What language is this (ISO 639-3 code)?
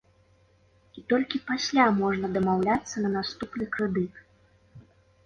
bel